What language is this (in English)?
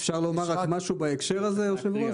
Hebrew